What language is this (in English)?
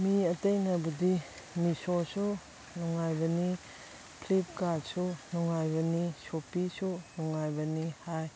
Manipuri